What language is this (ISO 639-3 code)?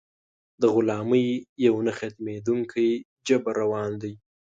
pus